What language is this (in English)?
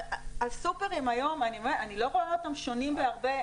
Hebrew